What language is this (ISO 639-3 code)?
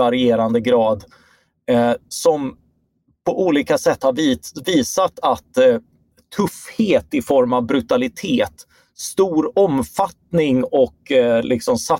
swe